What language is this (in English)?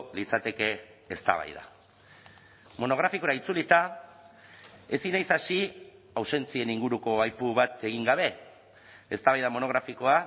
Basque